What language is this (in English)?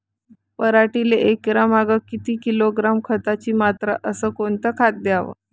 Marathi